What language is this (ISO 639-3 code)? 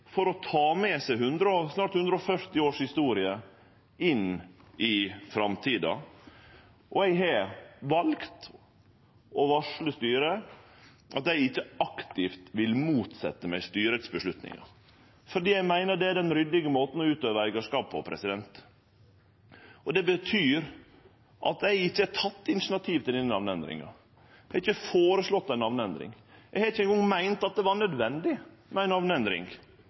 nno